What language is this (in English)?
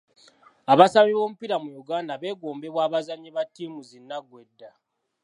Ganda